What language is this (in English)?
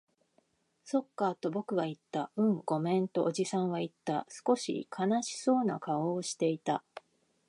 Japanese